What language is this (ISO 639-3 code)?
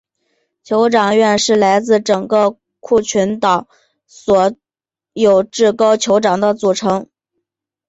zho